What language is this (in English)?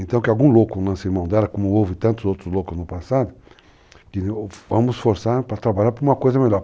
Portuguese